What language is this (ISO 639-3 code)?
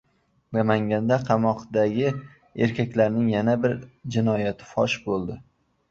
uzb